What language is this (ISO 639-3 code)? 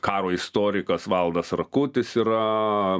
lit